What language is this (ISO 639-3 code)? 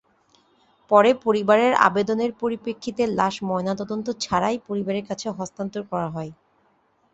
ben